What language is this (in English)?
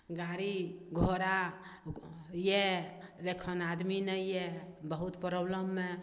Maithili